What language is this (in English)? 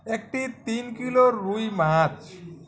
Bangla